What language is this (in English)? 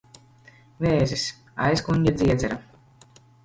Latvian